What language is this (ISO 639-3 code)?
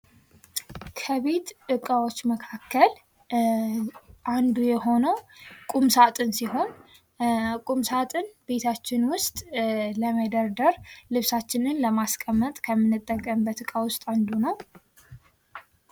amh